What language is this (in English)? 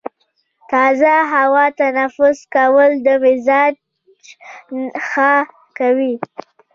Pashto